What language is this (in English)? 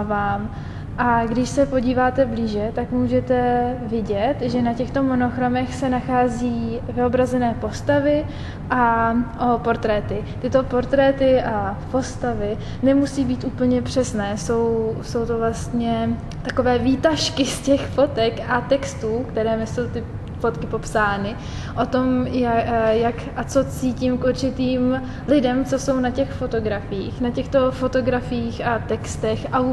Czech